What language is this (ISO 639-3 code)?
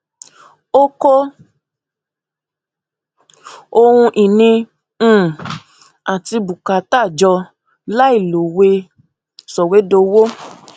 yor